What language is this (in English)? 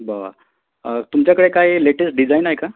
Marathi